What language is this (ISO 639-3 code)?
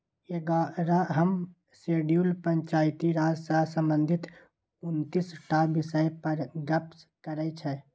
mai